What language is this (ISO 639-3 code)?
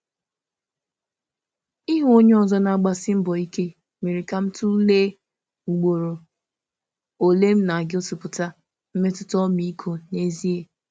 ibo